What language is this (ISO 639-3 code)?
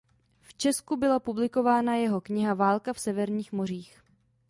ces